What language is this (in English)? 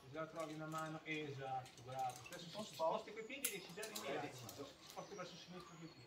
Italian